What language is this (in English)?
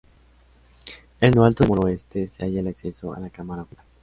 Spanish